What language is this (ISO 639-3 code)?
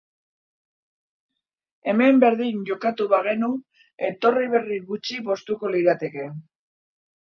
eus